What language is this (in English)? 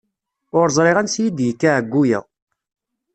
Kabyle